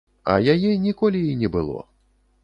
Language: Belarusian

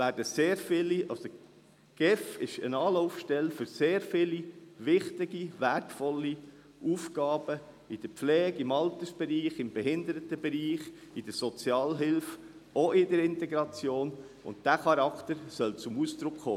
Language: Swiss German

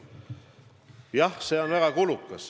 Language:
Estonian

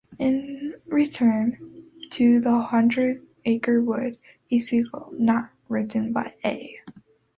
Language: English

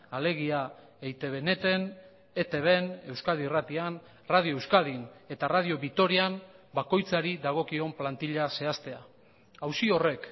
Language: Basque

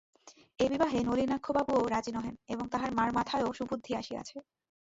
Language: Bangla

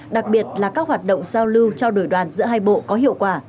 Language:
Vietnamese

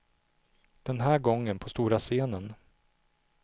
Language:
Swedish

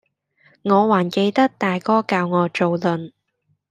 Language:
Cantonese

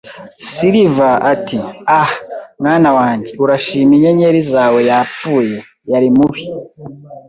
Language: Kinyarwanda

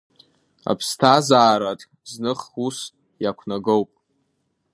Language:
Abkhazian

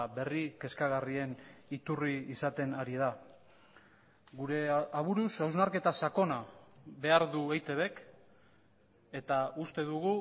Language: Basque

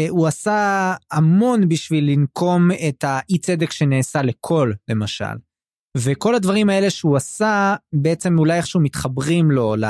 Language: Hebrew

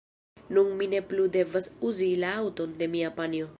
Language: Esperanto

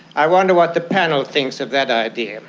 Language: English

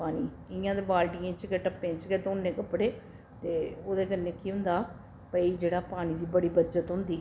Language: Dogri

